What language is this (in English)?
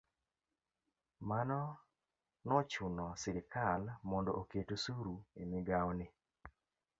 Luo (Kenya and Tanzania)